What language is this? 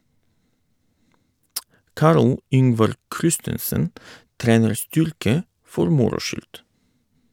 Norwegian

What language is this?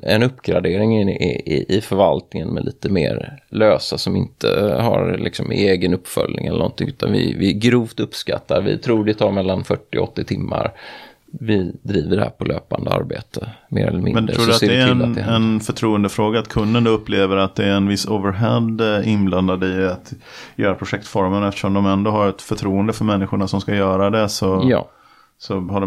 Swedish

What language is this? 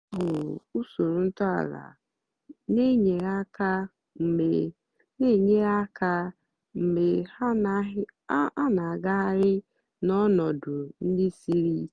Igbo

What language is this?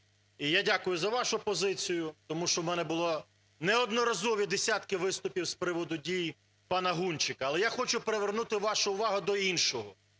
Ukrainian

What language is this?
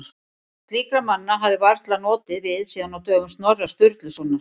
Icelandic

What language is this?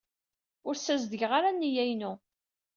Kabyle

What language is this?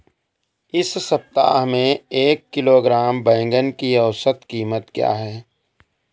Hindi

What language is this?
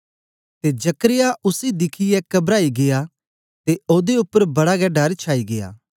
Dogri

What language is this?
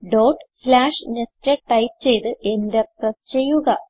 Malayalam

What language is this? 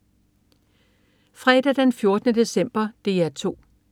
Danish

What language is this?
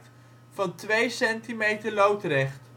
Dutch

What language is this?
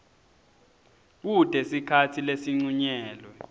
Swati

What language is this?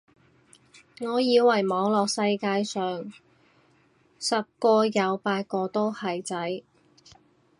Cantonese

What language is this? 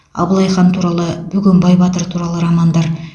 Kazakh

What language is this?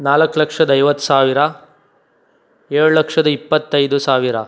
Kannada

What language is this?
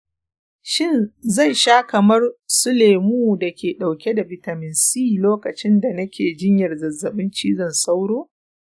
Hausa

